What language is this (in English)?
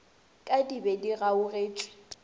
Northern Sotho